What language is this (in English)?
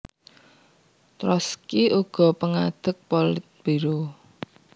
Javanese